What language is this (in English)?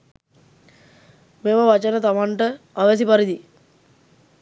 Sinhala